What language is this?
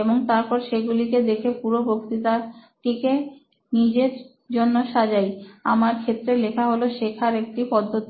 Bangla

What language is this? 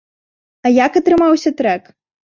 Belarusian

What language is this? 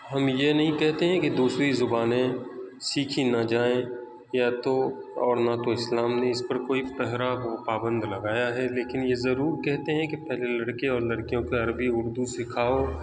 Urdu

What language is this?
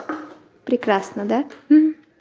Russian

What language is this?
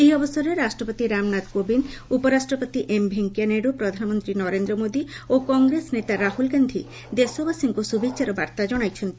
Odia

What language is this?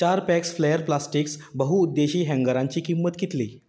Konkani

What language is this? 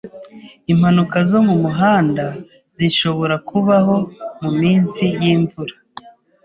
Kinyarwanda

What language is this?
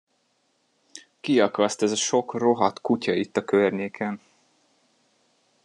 Hungarian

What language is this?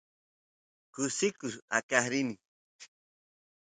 Santiago del Estero Quichua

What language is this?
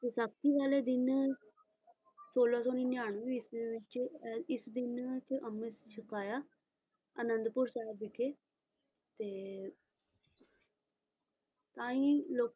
Punjabi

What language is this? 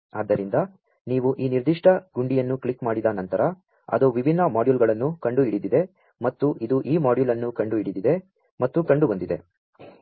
Kannada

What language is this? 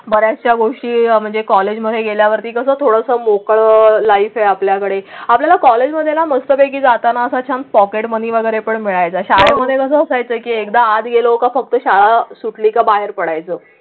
Marathi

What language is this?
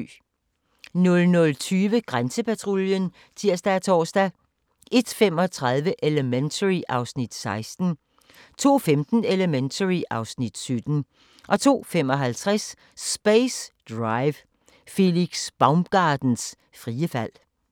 Danish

